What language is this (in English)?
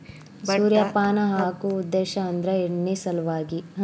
Kannada